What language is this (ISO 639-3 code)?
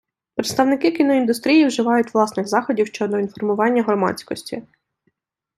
ukr